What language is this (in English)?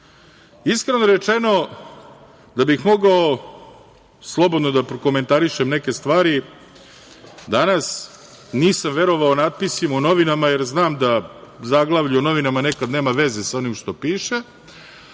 Serbian